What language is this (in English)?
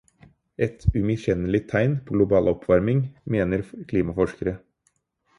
Norwegian Bokmål